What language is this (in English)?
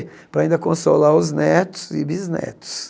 Portuguese